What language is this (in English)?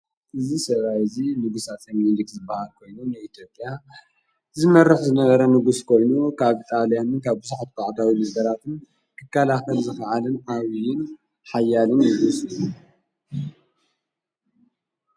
Tigrinya